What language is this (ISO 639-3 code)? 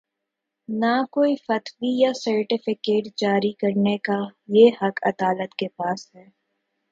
urd